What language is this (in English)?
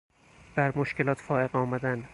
Persian